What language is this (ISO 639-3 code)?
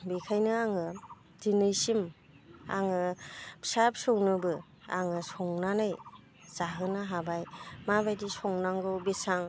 brx